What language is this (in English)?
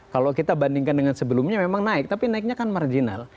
Indonesian